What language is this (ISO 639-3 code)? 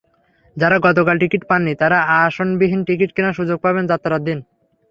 ben